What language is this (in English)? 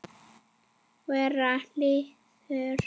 Icelandic